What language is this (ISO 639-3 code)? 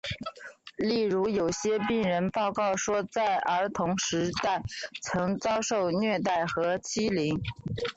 zho